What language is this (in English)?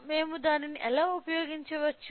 Telugu